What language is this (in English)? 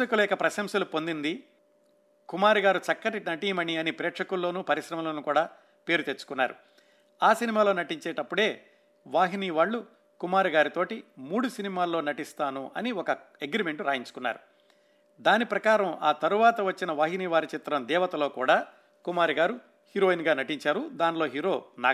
Telugu